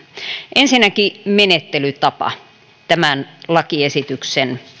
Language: Finnish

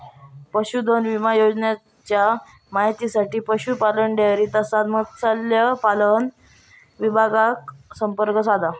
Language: Marathi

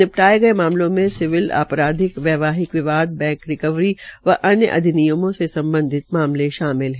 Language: Hindi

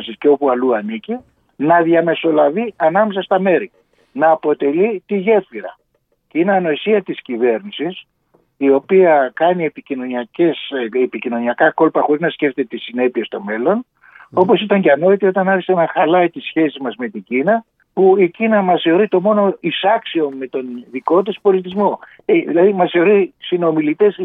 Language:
Greek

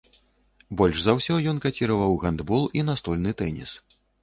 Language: Belarusian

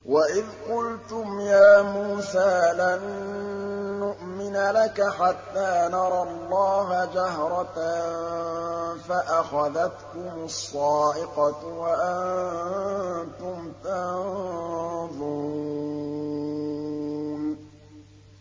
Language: Arabic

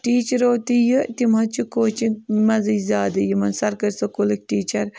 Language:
Kashmiri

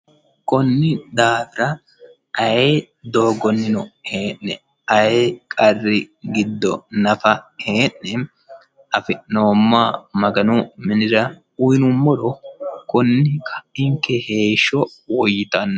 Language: Sidamo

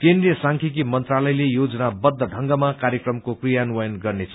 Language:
Nepali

